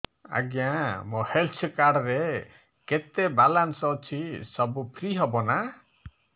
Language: Odia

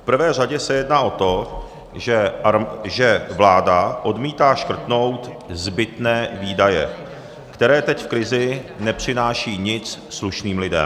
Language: Czech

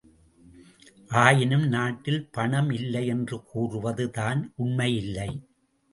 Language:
Tamil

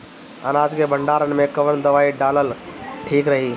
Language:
Bhojpuri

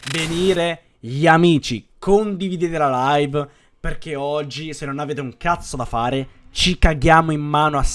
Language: Italian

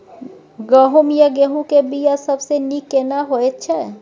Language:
Maithili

